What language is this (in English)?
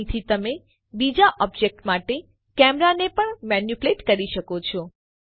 Gujarati